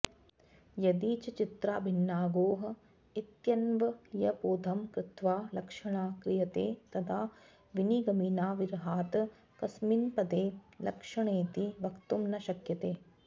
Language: Sanskrit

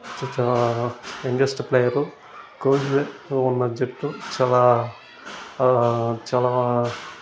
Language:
Telugu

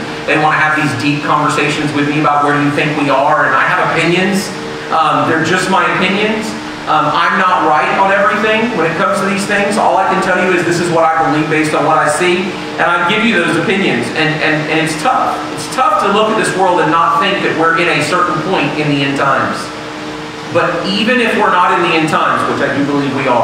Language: English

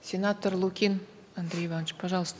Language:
Kazakh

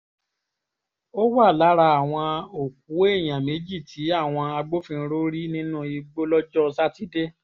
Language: Yoruba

